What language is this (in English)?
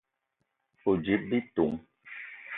Eton (Cameroon)